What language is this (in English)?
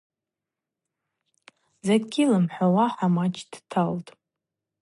Abaza